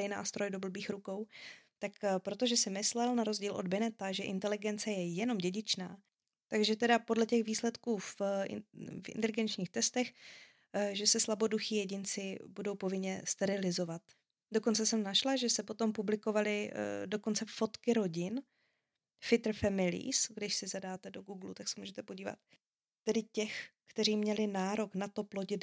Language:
Czech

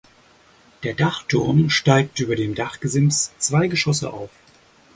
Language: German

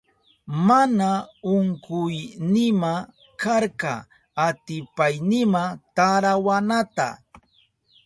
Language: Southern Pastaza Quechua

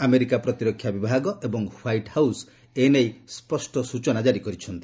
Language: Odia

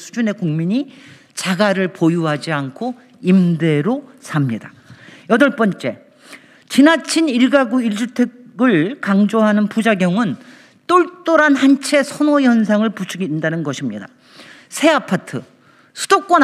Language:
Korean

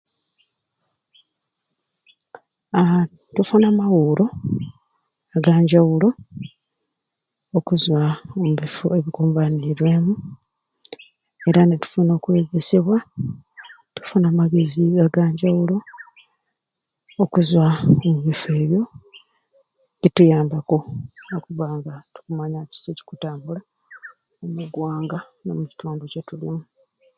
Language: Ruuli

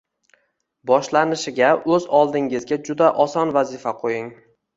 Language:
Uzbek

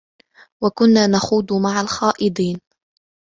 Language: Arabic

